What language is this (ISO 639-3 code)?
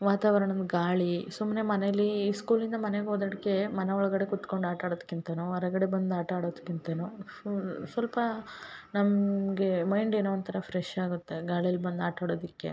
kan